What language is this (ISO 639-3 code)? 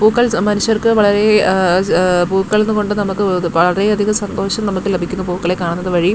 mal